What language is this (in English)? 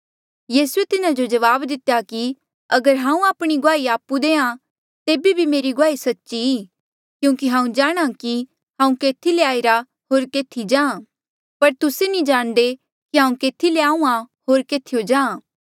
Mandeali